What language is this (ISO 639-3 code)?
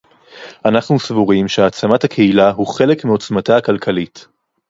heb